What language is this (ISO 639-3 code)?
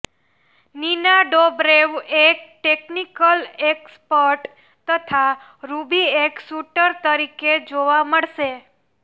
guj